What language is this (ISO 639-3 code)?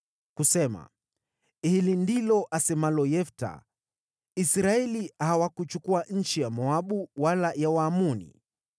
swa